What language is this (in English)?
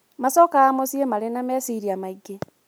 Kikuyu